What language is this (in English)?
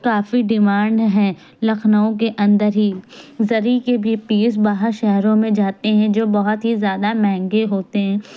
Urdu